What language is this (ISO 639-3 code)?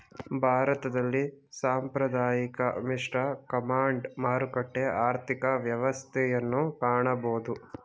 kan